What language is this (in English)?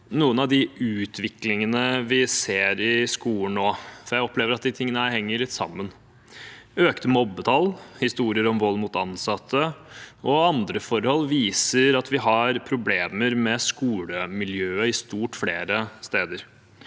Norwegian